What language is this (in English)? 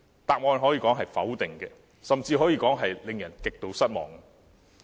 Cantonese